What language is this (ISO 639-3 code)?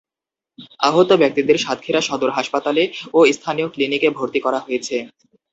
ben